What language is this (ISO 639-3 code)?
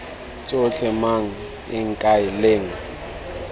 tsn